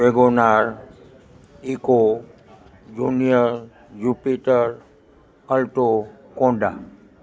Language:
Gujarati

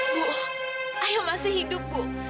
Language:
Indonesian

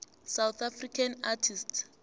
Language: South Ndebele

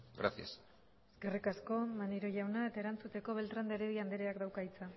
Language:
Basque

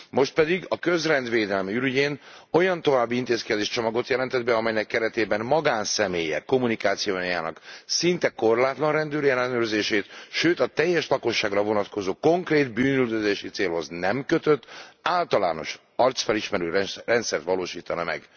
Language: Hungarian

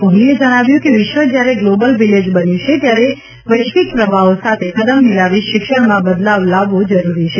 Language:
Gujarati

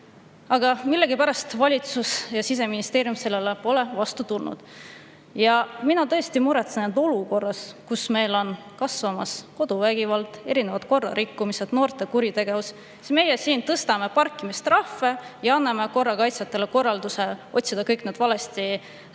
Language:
Estonian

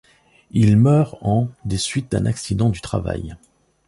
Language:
French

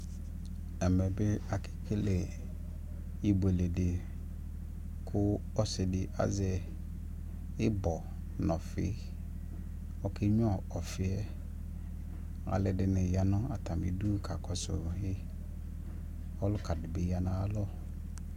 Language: Ikposo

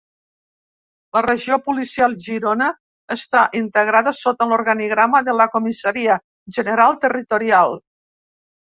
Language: Catalan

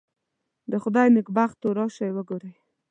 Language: Pashto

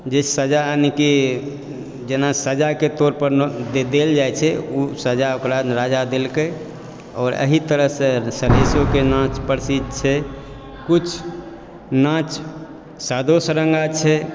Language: Maithili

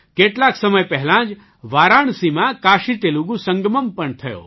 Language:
Gujarati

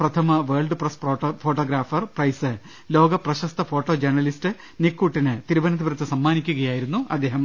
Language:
Malayalam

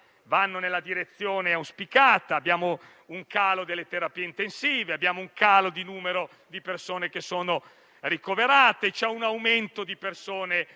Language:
Italian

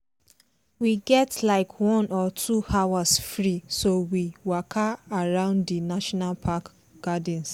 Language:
Nigerian Pidgin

